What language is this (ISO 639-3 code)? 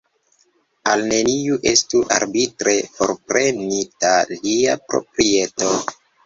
epo